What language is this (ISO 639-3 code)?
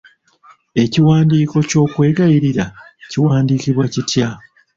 lug